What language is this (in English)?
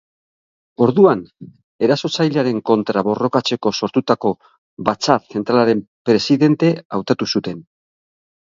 Basque